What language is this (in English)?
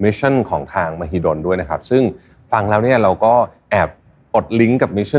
Thai